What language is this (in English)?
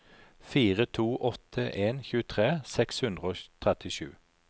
Norwegian